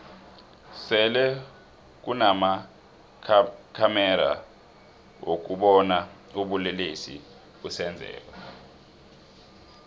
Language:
South Ndebele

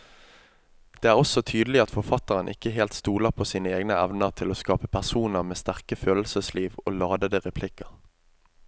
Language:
Norwegian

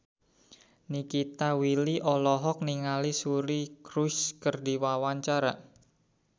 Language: Sundanese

